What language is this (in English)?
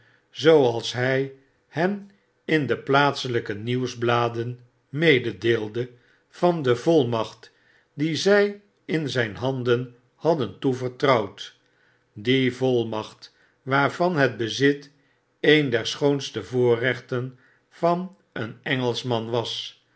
Dutch